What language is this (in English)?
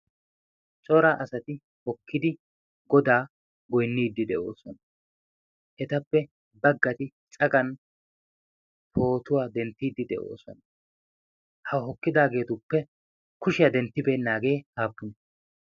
Wolaytta